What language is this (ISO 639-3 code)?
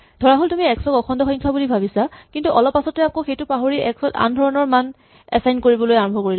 asm